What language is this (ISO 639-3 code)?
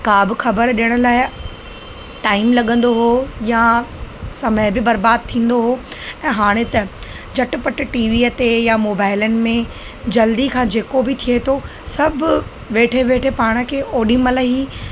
snd